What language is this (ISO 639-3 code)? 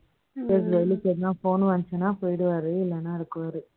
tam